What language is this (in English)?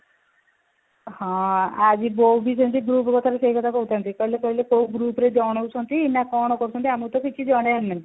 Odia